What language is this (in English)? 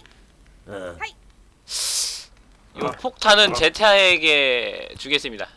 Korean